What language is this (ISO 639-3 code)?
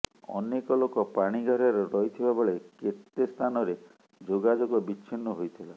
ori